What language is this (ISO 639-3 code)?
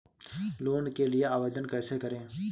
hin